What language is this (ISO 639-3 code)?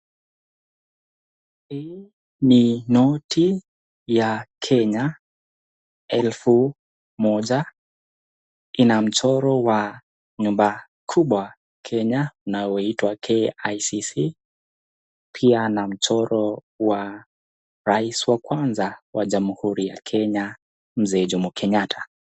swa